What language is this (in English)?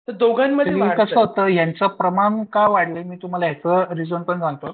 Marathi